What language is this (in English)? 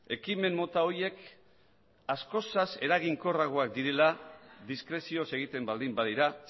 Basque